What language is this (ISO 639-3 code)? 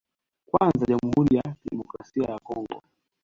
swa